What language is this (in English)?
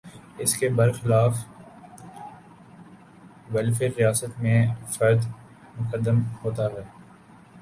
Urdu